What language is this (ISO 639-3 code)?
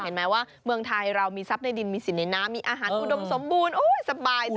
tha